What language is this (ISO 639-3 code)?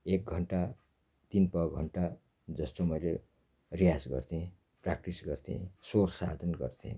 nep